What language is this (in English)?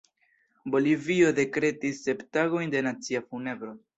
Esperanto